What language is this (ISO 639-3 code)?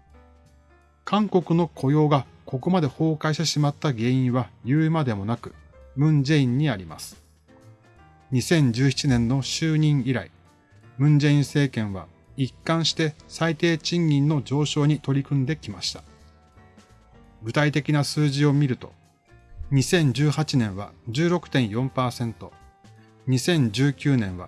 jpn